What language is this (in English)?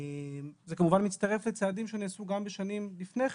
Hebrew